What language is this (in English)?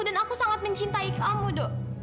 Indonesian